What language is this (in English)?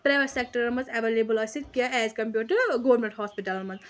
Kashmiri